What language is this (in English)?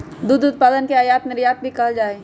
Magahi